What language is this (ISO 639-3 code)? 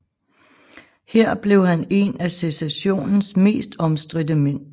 dan